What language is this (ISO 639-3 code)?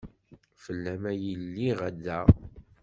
kab